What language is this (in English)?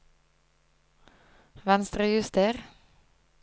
Norwegian